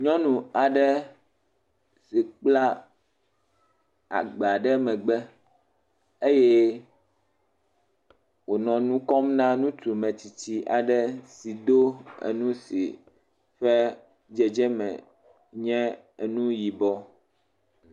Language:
Ewe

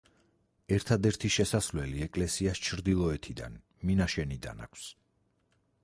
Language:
Georgian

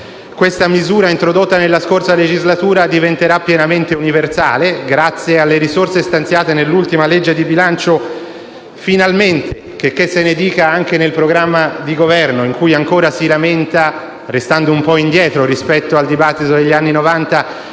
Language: Italian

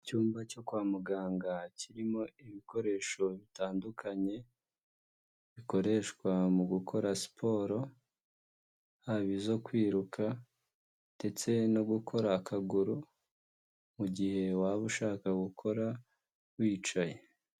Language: Kinyarwanda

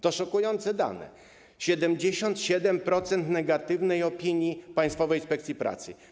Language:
Polish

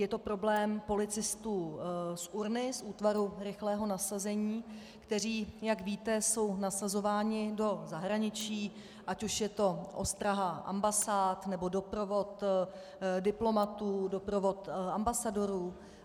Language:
Czech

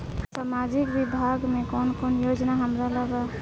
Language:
Bhojpuri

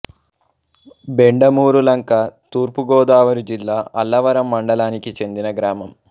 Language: Telugu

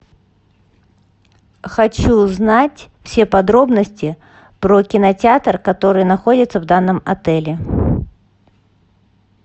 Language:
Russian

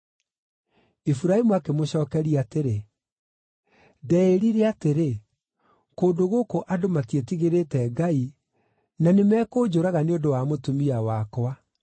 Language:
Kikuyu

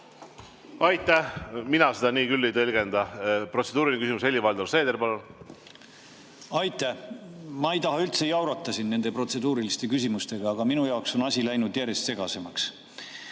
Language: Estonian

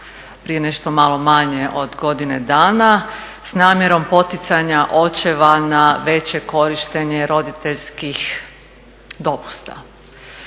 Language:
Croatian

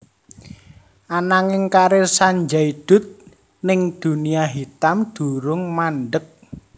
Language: Javanese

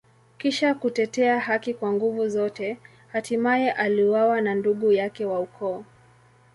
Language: Swahili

